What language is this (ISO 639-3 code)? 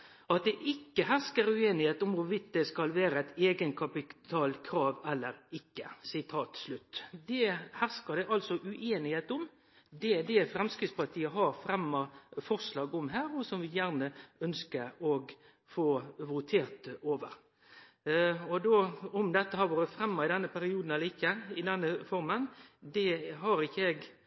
nno